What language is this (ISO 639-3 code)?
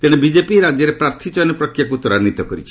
ori